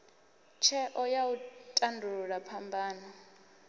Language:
Venda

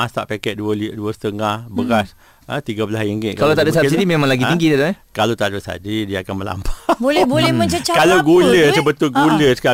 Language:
Malay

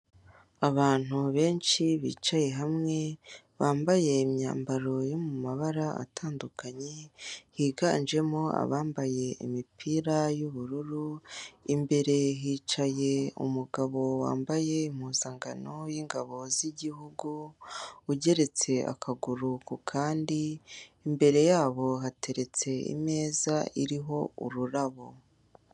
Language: Kinyarwanda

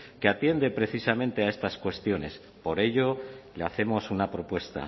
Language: Spanish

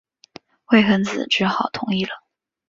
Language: Chinese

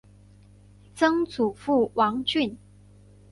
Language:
Chinese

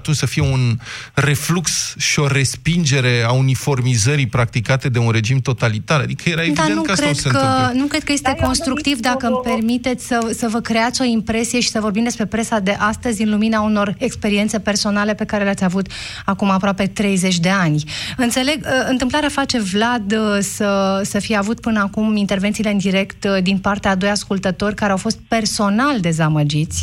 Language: Romanian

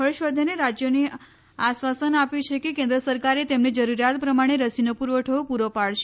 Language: Gujarati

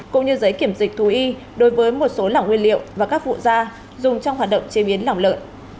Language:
Vietnamese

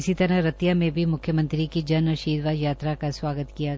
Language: Hindi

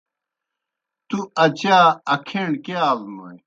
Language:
Kohistani Shina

